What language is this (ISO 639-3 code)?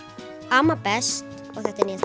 isl